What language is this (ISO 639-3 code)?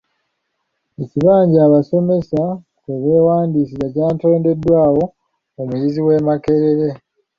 lug